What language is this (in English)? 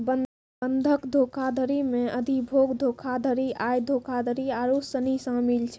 Maithili